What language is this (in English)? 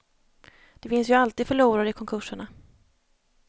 Swedish